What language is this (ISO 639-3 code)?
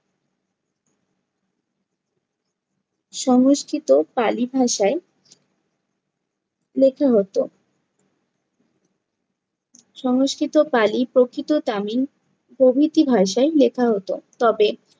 ben